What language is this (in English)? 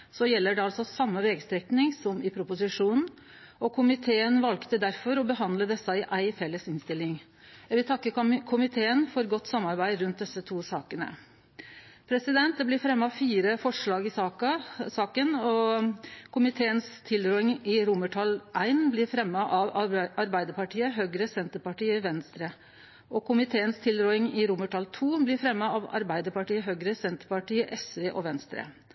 Norwegian Nynorsk